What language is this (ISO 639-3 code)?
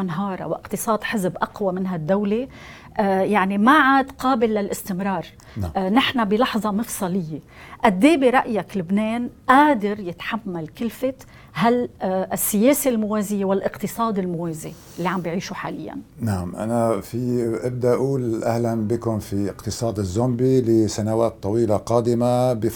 ara